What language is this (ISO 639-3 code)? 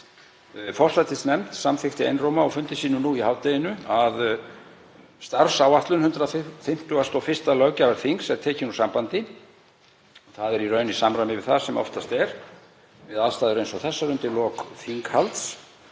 isl